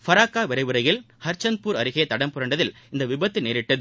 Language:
Tamil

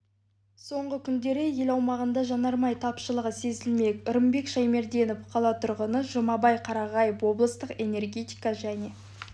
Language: Kazakh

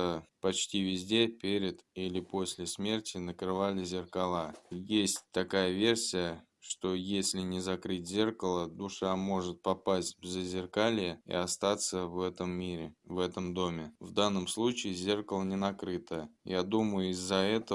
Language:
Russian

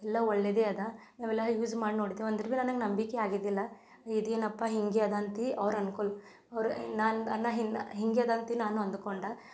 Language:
Kannada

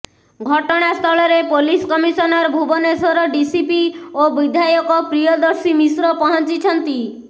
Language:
Odia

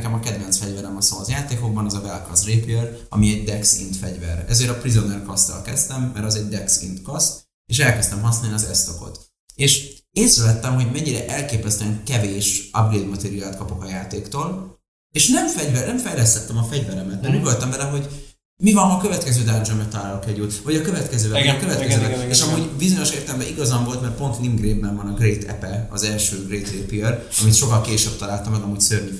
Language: Hungarian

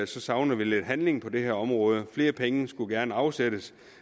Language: Danish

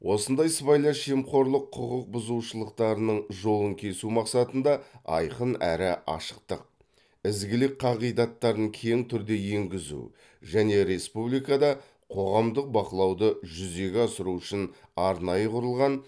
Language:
Kazakh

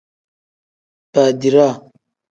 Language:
Tem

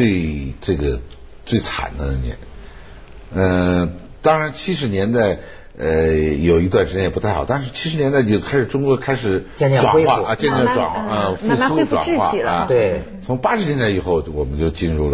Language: Chinese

